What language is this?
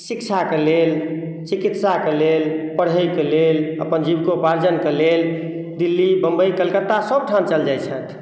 Maithili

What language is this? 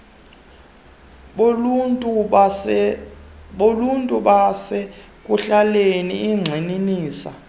Xhosa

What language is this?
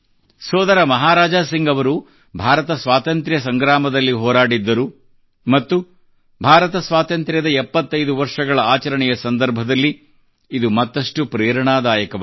Kannada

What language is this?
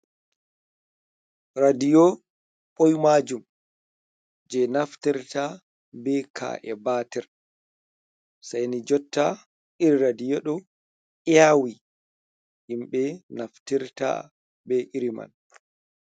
Fula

